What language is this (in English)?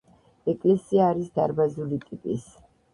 Georgian